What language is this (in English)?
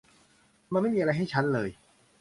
Thai